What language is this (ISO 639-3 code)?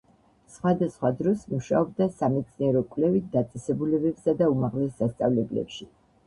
kat